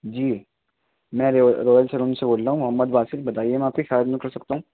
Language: Urdu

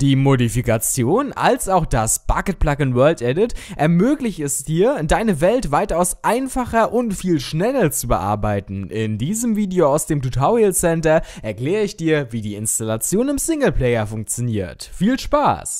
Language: German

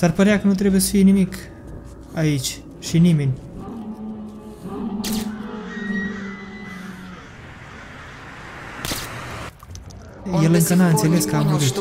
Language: Romanian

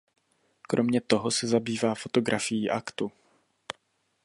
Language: Czech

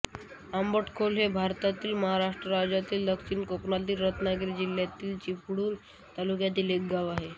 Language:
Marathi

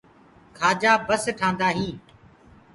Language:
Gurgula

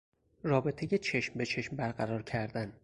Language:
Persian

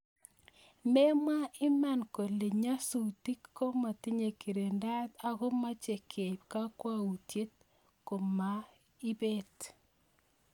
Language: Kalenjin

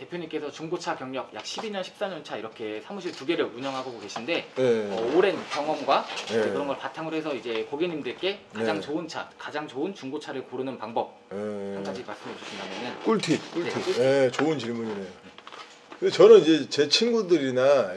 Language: Korean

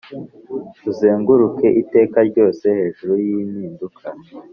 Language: Kinyarwanda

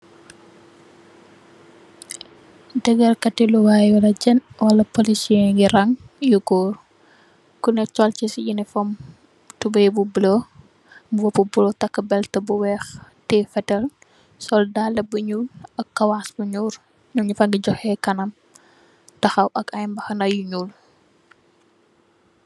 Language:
Wolof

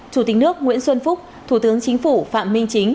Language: Vietnamese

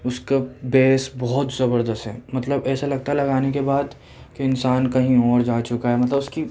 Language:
Urdu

